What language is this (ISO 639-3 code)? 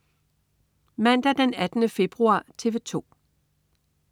dan